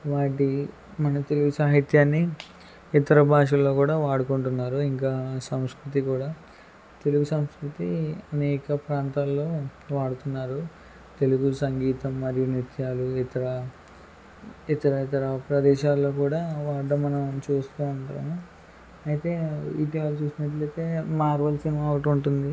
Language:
Telugu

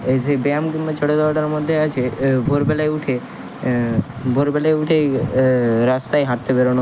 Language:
Bangla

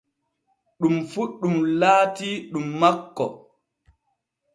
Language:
Borgu Fulfulde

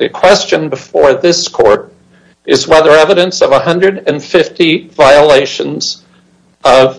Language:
English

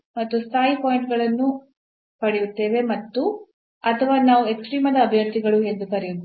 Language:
Kannada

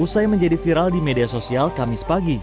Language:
Indonesian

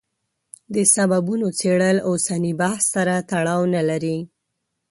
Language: Pashto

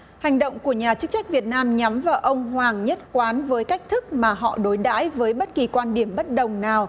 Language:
Vietnamese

